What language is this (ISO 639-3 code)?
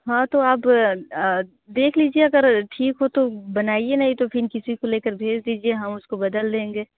hin